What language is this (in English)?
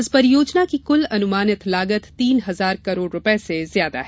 Hindi